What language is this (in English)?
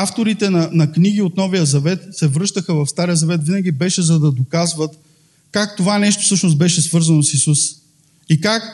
Bulgarian